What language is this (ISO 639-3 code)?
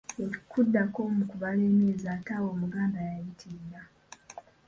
lug